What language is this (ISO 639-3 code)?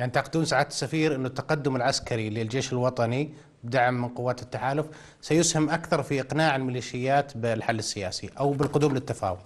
ara